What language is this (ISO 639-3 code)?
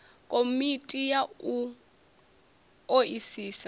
ven